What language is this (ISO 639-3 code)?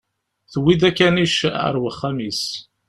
kab